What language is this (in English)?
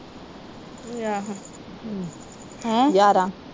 Punjabi